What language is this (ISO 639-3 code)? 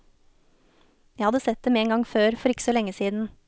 nor